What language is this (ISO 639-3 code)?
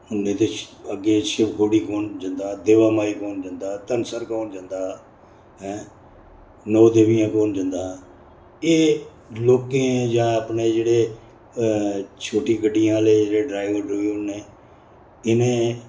doi